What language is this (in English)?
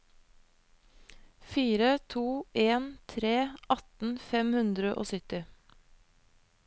Norwegian